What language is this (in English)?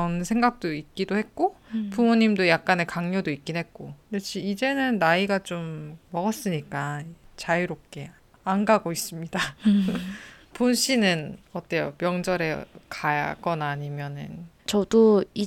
Korean